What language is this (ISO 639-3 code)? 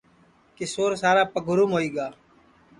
ssi